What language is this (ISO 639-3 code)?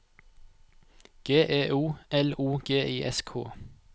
nor